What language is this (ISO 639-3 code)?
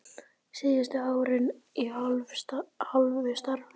isl